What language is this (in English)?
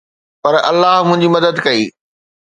Sindhi